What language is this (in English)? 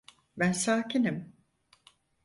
Turkish